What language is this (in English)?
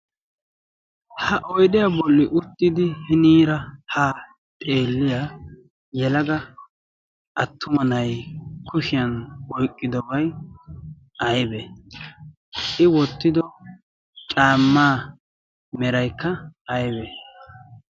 Wolaytta